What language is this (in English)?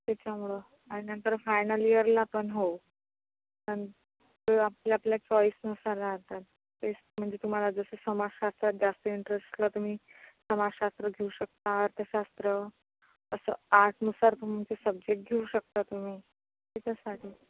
Marathi